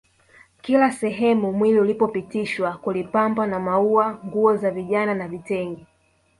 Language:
Swahili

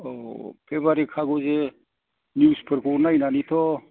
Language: Bodo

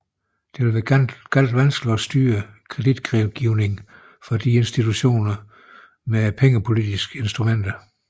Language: Danish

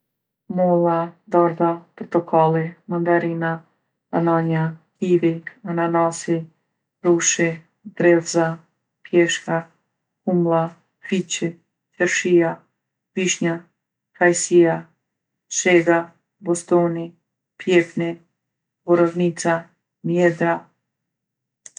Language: Gheg Albanian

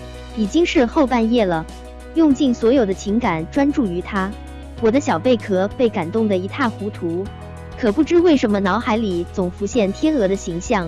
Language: Chinese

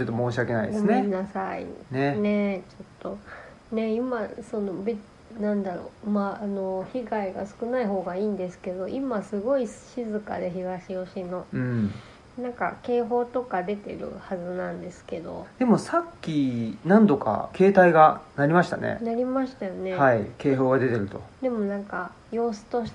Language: Japanese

